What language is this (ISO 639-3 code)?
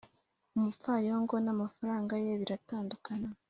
kin